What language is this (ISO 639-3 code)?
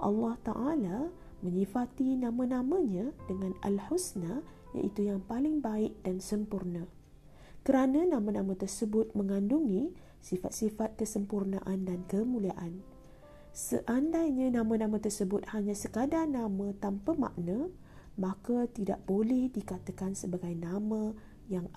msa